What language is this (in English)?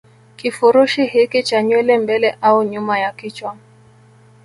Swahili